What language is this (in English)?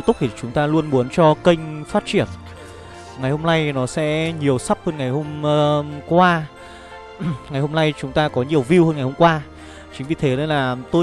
Vietnamese